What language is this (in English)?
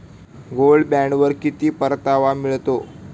Marathi